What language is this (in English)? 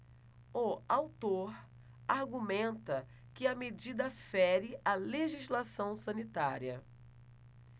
Portuguese